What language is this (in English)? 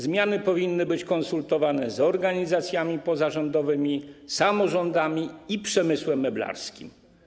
Polish